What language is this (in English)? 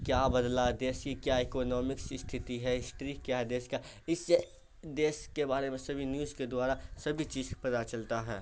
Urdu